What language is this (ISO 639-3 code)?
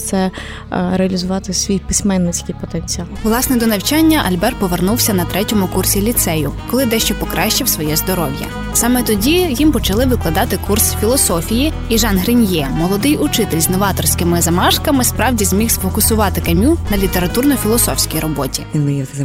ukr